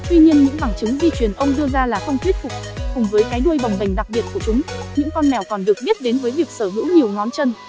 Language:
Vietnamese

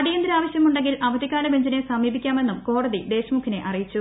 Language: Malayalam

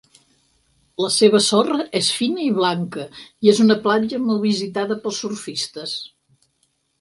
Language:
Catalan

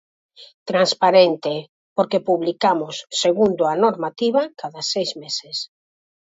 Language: Galician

